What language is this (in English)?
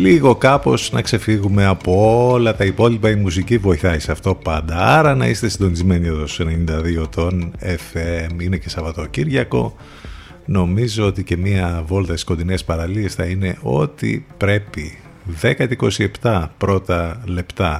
Greek